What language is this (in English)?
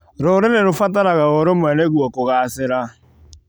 Kikuyu